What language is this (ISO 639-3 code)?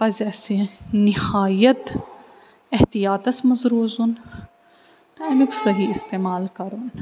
kas